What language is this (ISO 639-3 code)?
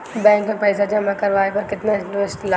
bho